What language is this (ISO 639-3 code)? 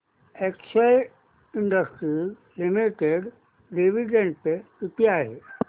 mar